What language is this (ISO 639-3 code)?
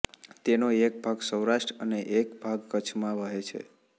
guj